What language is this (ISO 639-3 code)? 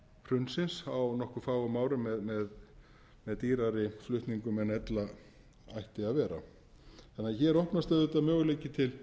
isl